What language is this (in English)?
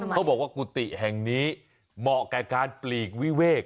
Thai